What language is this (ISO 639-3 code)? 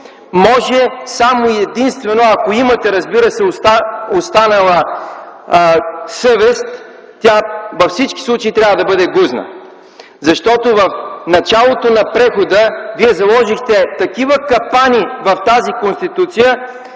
bul